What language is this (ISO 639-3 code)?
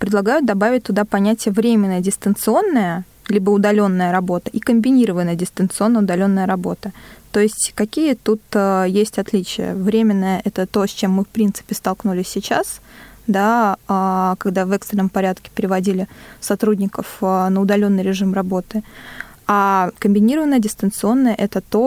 rus